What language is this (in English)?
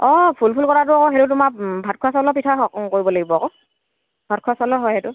Assamese